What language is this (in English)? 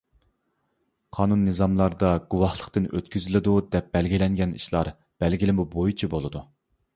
Uyghur